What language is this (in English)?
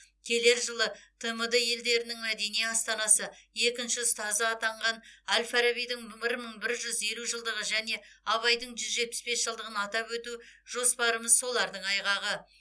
Kazakh